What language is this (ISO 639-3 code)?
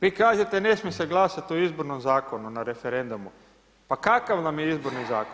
hrv